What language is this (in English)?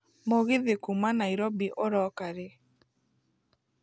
Kikuyu